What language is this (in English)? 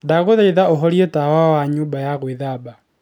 Kikuyu